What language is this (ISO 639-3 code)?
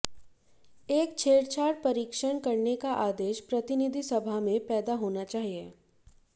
hin